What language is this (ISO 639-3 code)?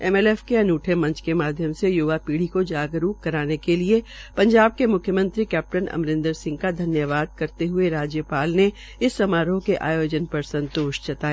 hin